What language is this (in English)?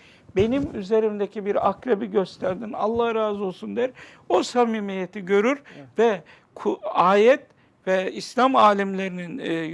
Turkish